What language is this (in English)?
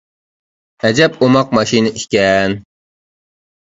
Uyghur